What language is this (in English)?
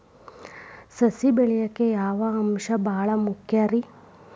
Kannada